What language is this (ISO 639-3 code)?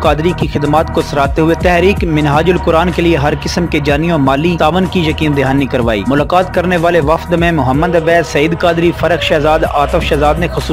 hin